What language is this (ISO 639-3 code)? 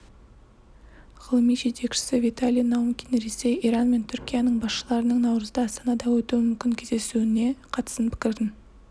kaz